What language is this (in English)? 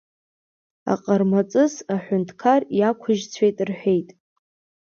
Abkhazian